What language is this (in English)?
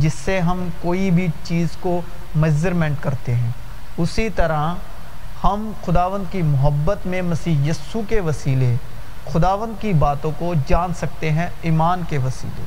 Urdu